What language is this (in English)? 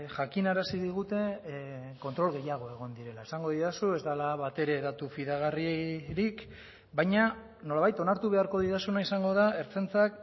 Basque